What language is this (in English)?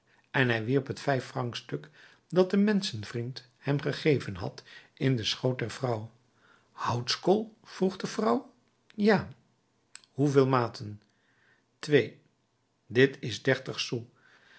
Dutch